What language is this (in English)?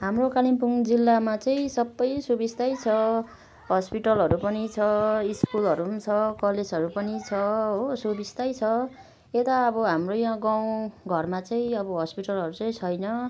Nepali